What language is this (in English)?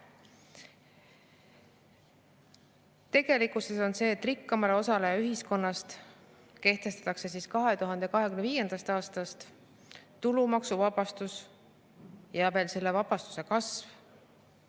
Estonian